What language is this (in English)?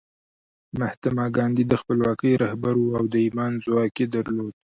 Pashto